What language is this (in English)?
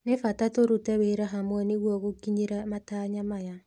Kikuyu